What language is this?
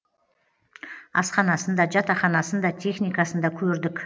Kazakh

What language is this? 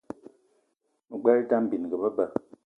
Eton (Cameroon)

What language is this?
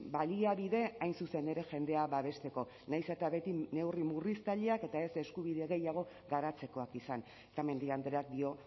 Basque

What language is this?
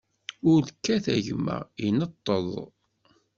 Kabyle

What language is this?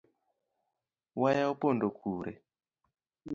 Luo (Kenya and Tanzania)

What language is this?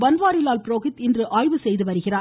Tamil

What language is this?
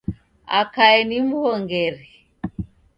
Taita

